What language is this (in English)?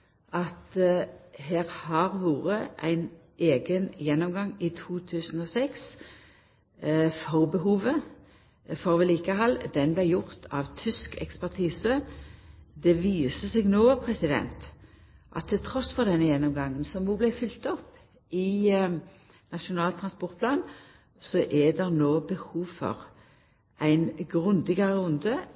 Norwegian Nynorsk